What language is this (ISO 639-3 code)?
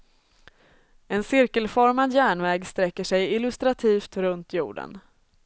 swe